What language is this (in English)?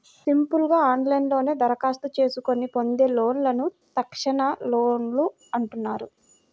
Telugu